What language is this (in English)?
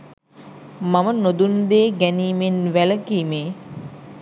Sinhala